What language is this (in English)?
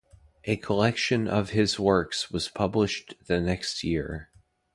English